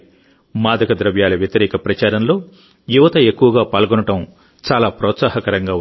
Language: Telugu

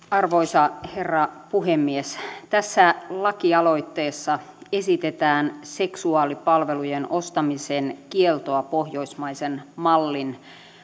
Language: Finnish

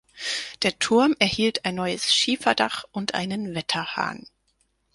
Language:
German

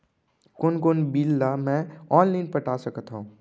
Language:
Chhattisgarhi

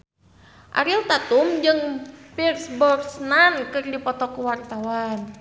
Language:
Sundanese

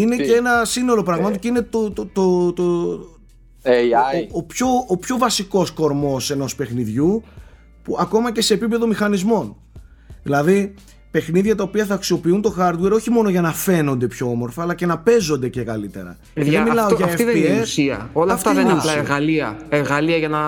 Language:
Greek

